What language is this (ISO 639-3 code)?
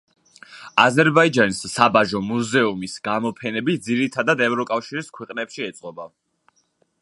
kat